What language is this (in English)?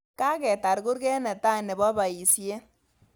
Kalenjin